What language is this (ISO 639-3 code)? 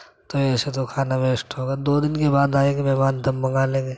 urd